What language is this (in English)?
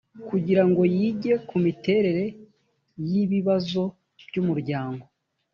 Kinyarwanda